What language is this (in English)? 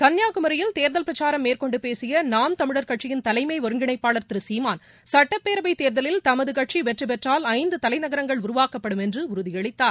Tamil